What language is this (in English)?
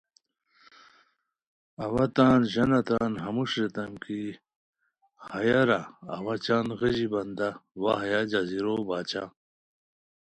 Khowar